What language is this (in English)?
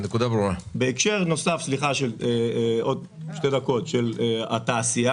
Hebrew